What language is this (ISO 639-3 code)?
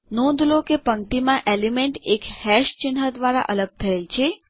guj